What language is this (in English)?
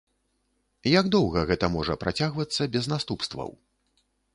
Belarusian